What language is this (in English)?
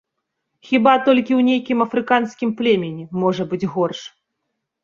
Belarusian